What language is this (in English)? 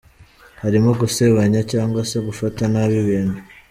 Kinyarwanda